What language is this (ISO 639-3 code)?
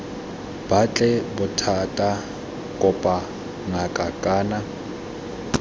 tsn